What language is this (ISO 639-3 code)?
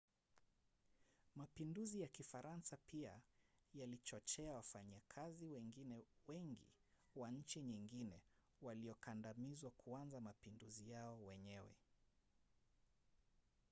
swa